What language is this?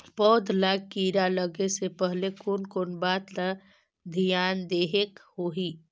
Chhattisgarhi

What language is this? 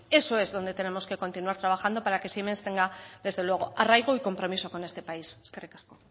Spanish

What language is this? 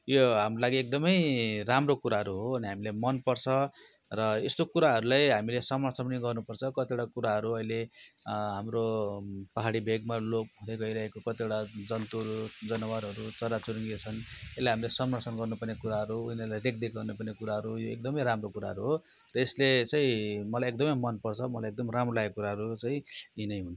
Nepali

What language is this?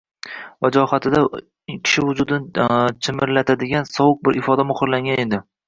Uzbek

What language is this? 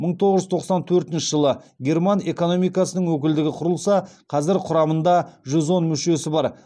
Kazakh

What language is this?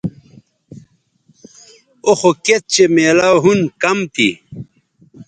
Bateri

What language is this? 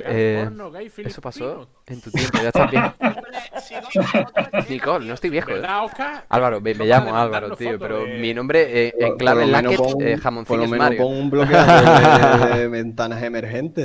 Spanish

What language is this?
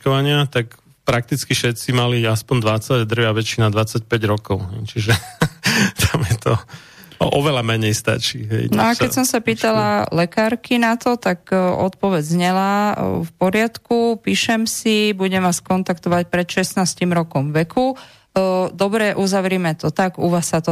Slovak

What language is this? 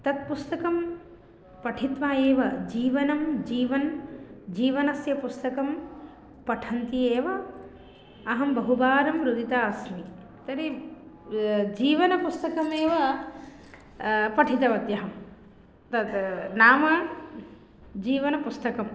Sanskrit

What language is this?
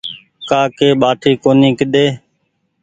Goaria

